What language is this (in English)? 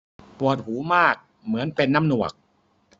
Thai